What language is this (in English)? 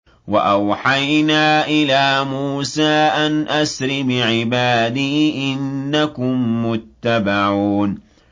Arabic